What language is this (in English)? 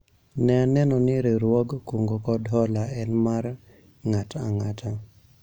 Luo (Kenya and Tanzania)